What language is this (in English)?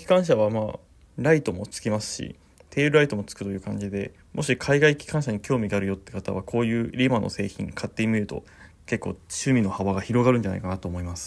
Japanese